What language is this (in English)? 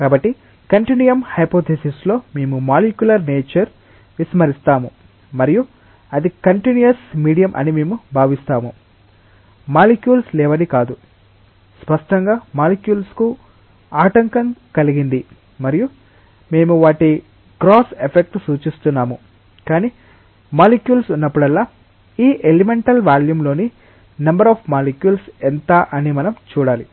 Telugu